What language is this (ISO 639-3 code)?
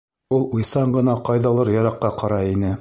bak